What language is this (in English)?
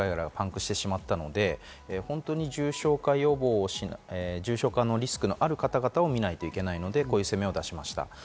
Japanese